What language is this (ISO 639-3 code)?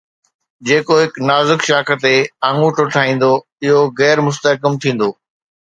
snd